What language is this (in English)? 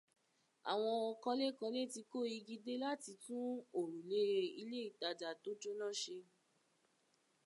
Yoruba